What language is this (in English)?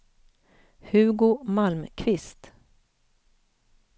Swedish